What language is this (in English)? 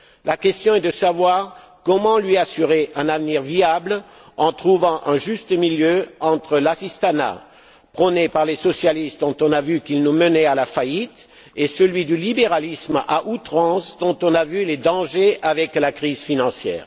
French